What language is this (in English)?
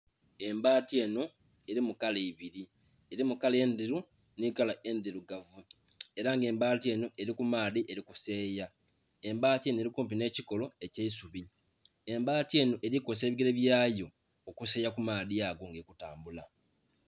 Soga